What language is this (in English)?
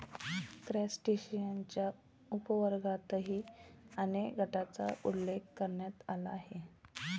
Marathi